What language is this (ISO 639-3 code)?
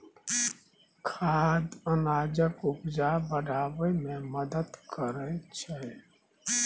mai